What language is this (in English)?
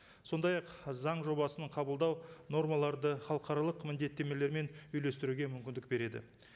Kazakh